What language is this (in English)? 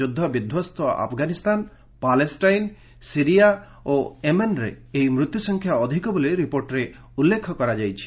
Odia